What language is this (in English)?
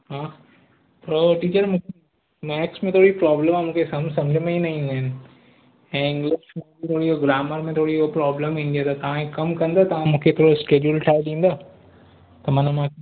Sindhi